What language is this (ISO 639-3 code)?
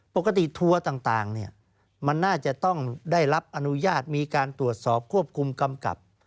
tha